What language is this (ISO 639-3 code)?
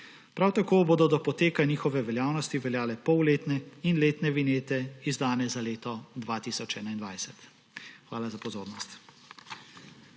slv